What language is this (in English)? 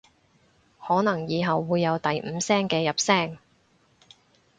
Cantonese